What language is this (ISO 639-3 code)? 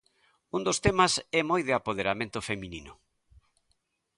glg